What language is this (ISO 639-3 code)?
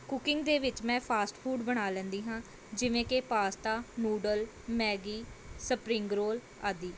pan